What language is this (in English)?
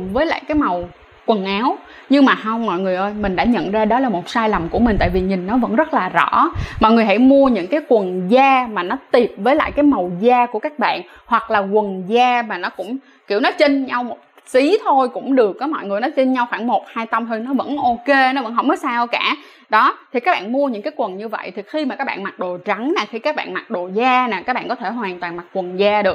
Vietnamese